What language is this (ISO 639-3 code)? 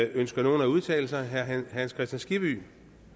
dan